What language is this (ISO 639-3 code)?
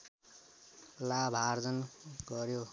nep